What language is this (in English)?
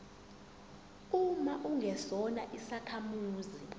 Zulu